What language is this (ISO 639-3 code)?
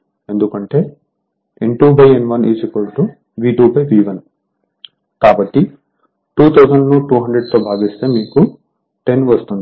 tel